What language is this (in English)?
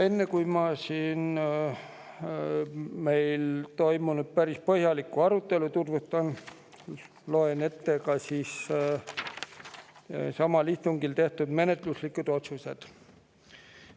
Estonian